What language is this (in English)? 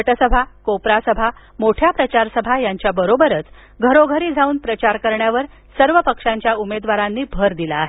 Marathi